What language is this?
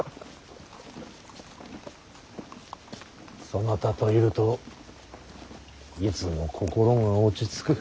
Japanese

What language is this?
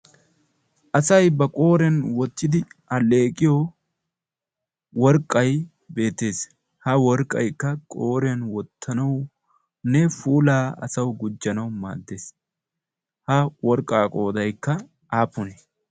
Wolaytta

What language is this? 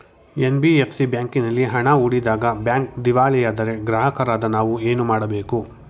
Kannada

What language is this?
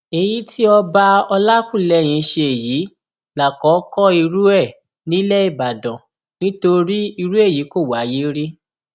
Yoruba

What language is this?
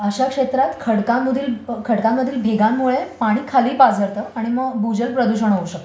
Marathi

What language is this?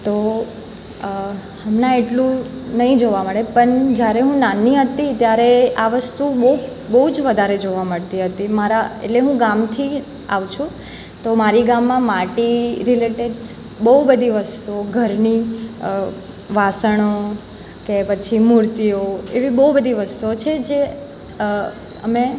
Gujarati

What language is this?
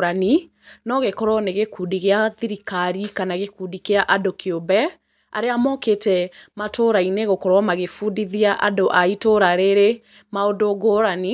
Kikuyu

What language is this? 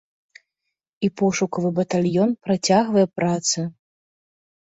Belarusian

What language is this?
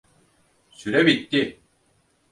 Turkish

